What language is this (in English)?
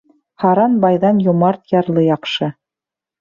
Bashkir